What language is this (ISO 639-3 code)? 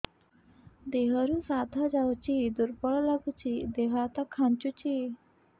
ori